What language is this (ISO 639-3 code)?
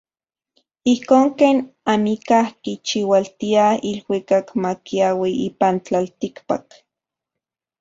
ncx